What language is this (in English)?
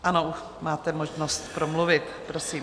Czech